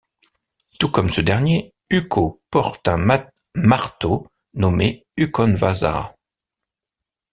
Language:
French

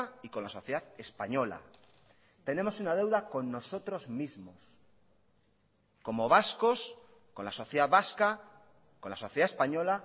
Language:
Spanish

